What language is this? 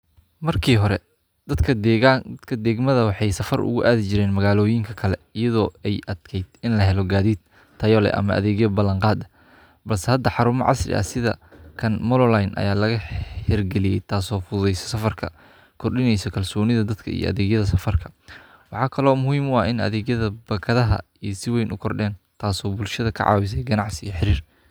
Somali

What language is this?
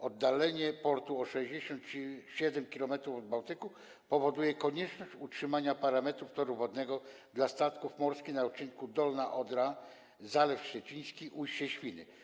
Polish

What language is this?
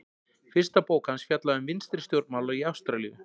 Icelandic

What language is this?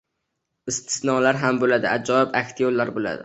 Uzbek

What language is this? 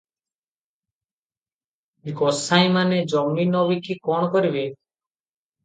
Odia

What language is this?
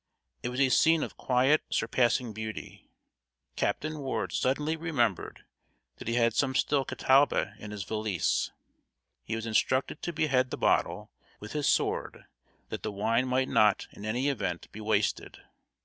English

